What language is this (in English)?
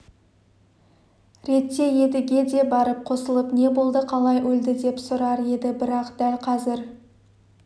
Kazakh